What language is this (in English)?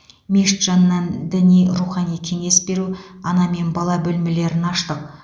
Kazakh